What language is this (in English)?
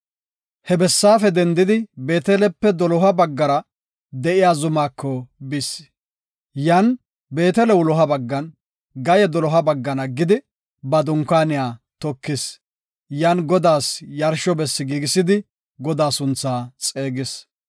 Gofa